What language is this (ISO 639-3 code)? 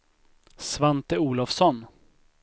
swe